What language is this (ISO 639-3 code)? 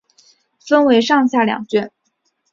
zho